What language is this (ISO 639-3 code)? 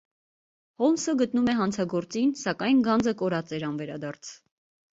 hye